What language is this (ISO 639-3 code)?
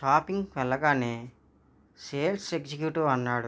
tel